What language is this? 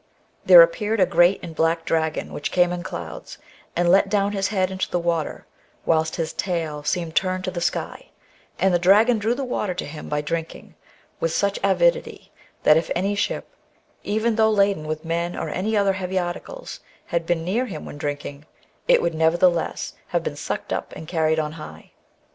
English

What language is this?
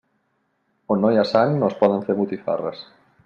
Catalan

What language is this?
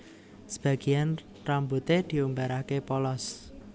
Javanese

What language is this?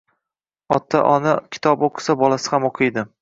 Uzbek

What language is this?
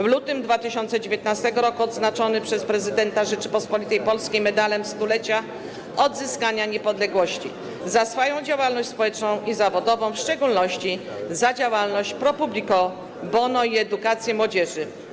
Polish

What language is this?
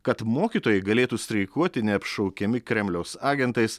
Lithuanian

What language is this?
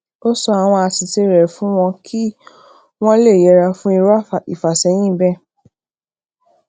Yoruba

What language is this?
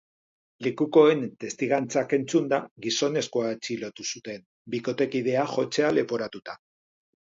Basque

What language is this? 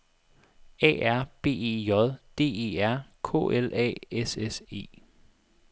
Danish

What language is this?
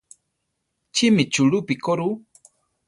Central Tarahumara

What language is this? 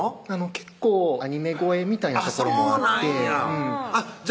Japanese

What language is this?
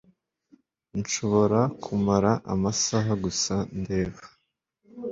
Kinyarwanda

